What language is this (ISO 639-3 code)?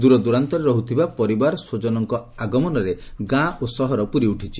ori